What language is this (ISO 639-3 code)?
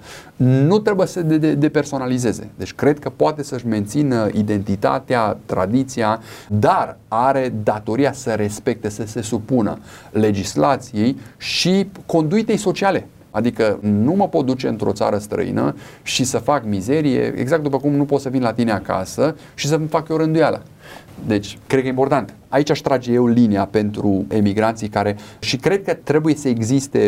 ron